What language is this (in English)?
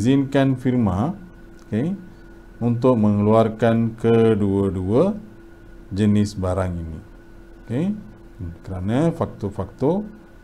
Malay